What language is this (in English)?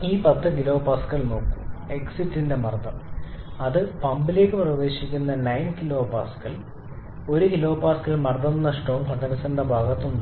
Malayalam